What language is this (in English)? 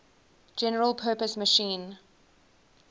English